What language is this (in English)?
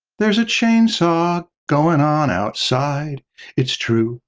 English